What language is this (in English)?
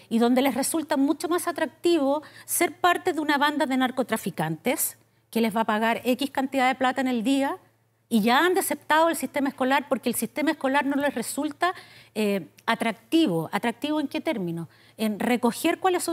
Spanish